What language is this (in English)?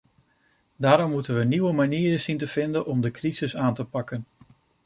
Dutch